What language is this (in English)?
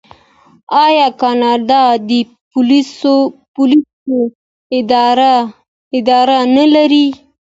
Pashto